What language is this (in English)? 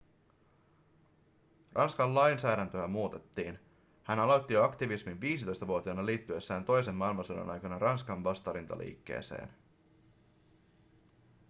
Finnish